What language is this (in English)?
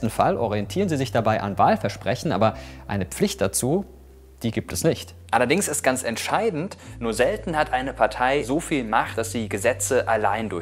German